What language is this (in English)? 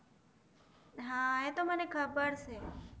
Gujarati